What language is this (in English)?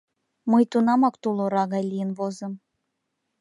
Mari